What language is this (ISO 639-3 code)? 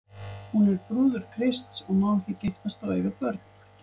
isl